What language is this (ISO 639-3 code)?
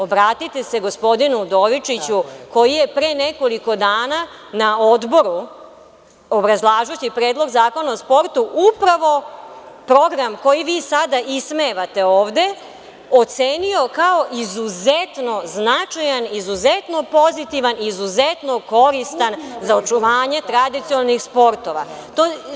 srp